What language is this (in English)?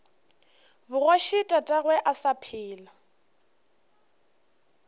Northern Sotho